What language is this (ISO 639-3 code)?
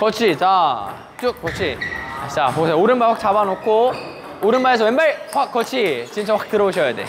kor